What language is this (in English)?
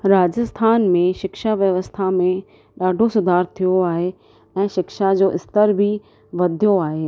Sindhi